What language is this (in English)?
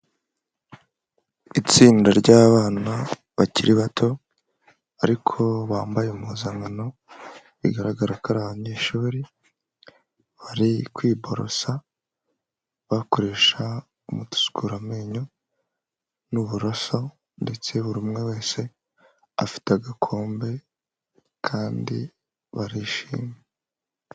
Kinyarwanda